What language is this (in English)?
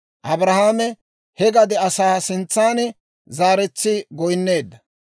Dawro